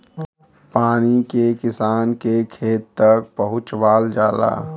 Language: Bhojpuri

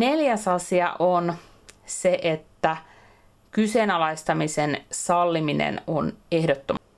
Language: Finnish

